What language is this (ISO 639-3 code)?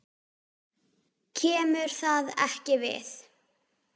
isl